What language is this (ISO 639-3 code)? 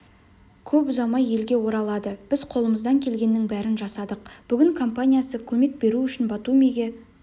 kaz